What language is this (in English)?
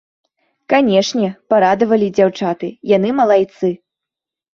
Belarusian